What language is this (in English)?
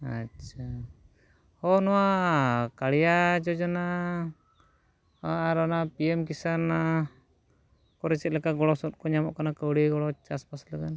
Santali